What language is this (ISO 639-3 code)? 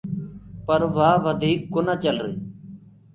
ggg